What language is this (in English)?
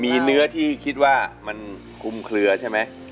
Thai